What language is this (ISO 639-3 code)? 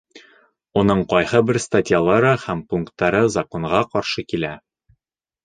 bak